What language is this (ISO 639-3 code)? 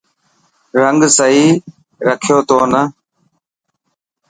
mki